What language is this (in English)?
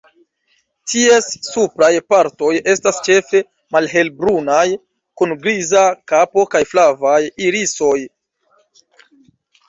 Esperanto